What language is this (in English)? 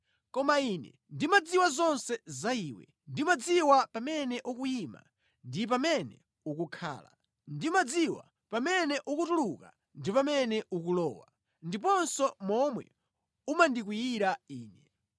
Nyanja